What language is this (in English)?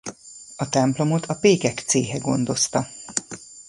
Hungarian